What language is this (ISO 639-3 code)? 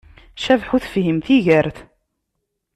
kab